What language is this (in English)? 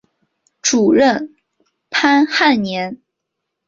Chinese